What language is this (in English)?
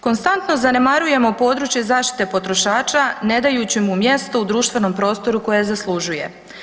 Croatian